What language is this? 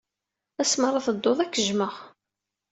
Kabyle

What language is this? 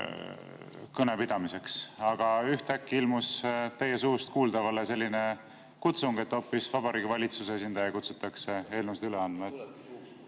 Estonian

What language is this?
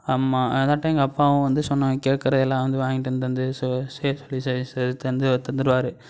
Tamil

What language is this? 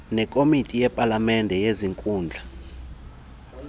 Xhosa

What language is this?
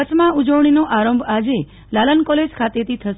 Gujarati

